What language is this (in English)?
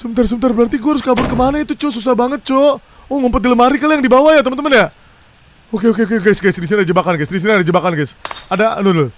Indonesian